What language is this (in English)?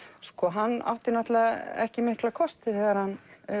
Icelandic